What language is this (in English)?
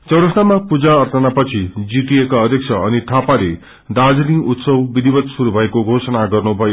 Nepali